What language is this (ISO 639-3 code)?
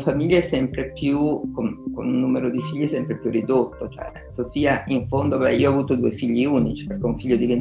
ita